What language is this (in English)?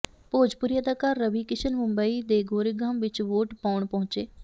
Punjabi